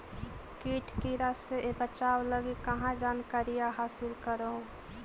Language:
Magahi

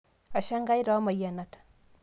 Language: Masai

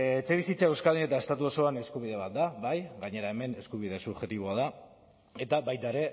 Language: Basque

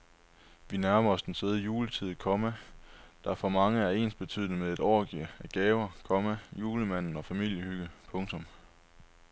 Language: Danish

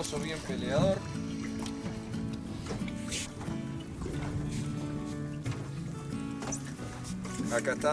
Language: Spanish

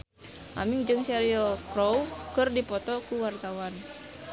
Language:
Sundanese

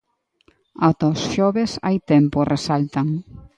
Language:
Galician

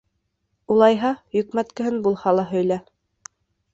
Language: Bashkir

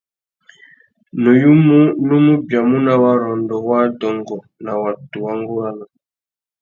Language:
Tuki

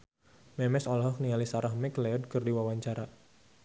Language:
Sundanese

